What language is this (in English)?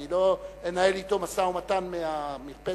Hebrew